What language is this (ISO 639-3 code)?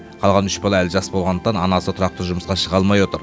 kaz